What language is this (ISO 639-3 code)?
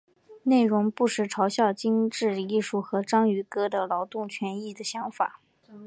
zho